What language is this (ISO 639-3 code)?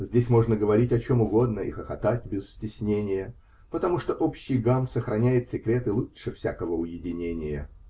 rus